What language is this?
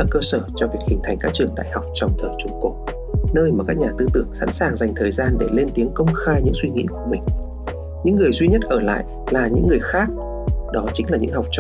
Vietnamese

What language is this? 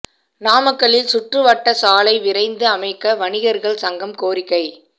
Tamil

